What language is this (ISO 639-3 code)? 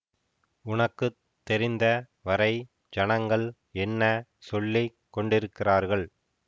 tam